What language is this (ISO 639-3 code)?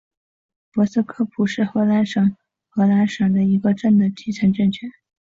zho